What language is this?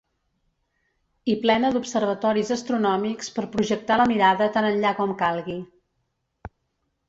Catalan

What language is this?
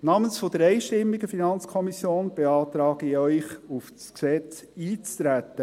Swiss German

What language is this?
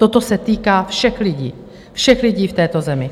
Czech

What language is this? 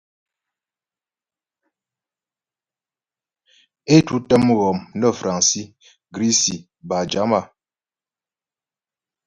Ghomala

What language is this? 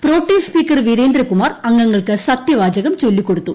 Malayalam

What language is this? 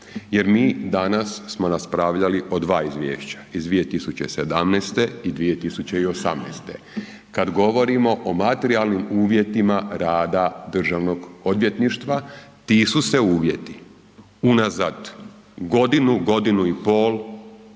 Croatian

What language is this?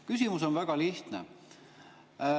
Estonian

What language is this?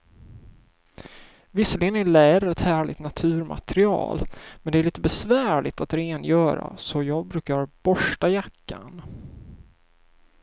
Swedish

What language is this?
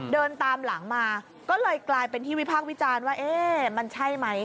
Thai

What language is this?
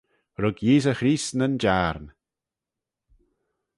Manx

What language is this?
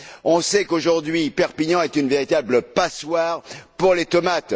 French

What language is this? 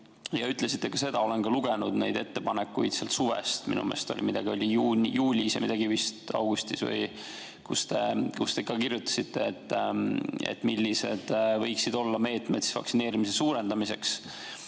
Estonian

